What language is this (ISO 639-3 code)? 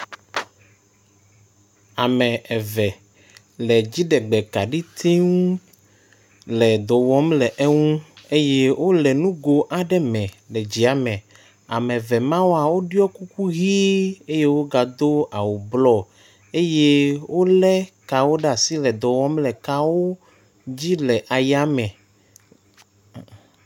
ewe